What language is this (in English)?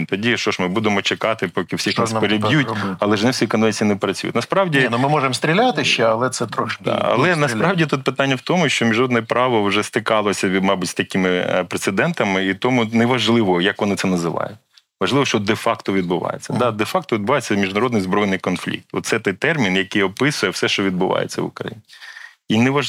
Ukrainian